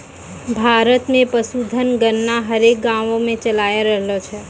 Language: Maithili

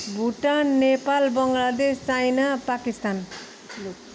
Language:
Nepali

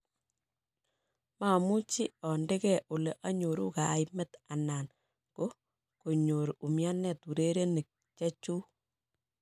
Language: Kalenjin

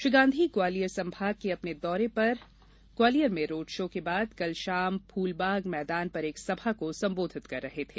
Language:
Hindi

